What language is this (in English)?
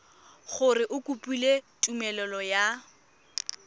Tswana